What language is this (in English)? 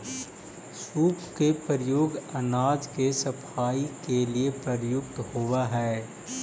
Magahi